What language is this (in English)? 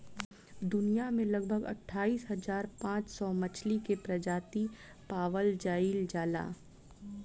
Bhojpuri